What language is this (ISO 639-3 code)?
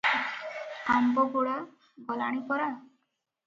ori